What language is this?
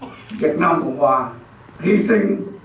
Vietnamese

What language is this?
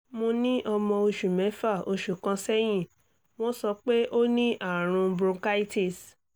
Yoruba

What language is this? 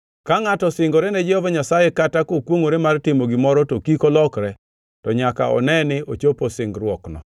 Luo (Kenya and Tanzania)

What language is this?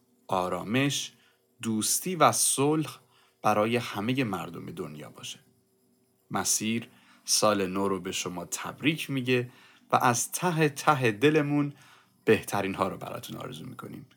Persian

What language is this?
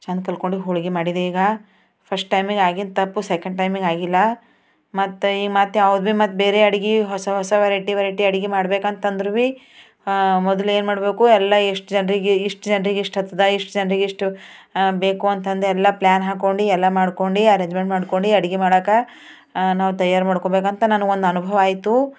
Kannada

